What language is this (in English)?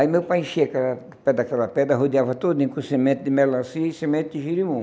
Portuguese